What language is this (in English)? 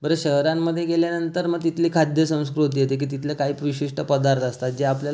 Marathi